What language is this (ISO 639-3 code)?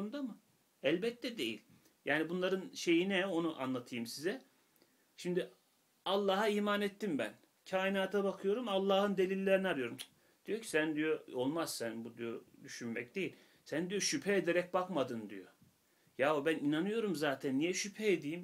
tur